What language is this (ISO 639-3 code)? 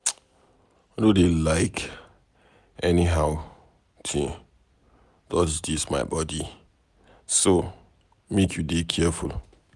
pcm